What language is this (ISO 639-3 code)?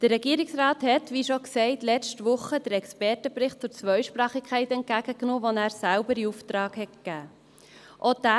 gsw